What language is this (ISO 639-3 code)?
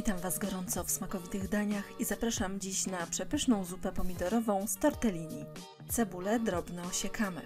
pol